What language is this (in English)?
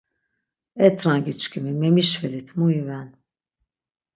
Laz